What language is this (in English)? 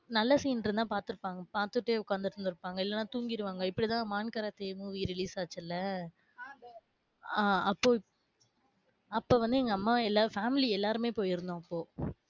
Tamil